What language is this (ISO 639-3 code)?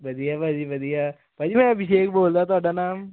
pan